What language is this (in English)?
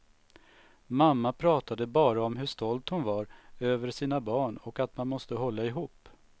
Swedish